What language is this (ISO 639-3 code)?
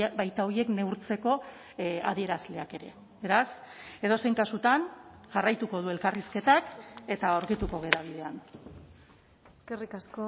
eus